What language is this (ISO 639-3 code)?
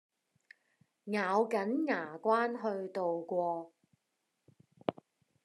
yue